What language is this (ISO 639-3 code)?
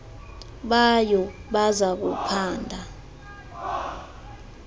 xho